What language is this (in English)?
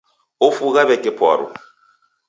Taita